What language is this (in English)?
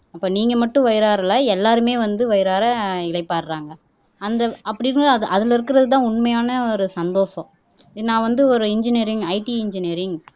Tamil